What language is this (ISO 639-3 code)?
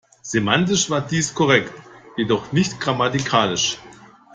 deu